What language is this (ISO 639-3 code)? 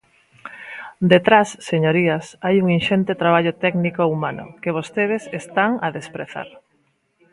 glg